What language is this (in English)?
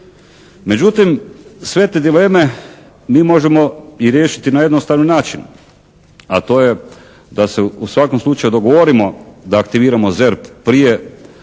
Croatian